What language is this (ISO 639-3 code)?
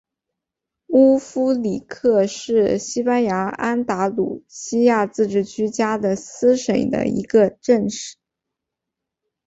zho